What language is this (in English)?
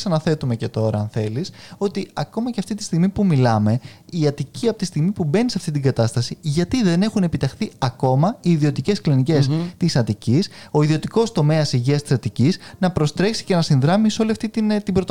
Greek